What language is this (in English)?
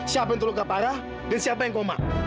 Indonesian